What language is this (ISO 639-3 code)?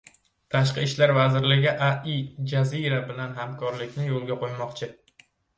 uzb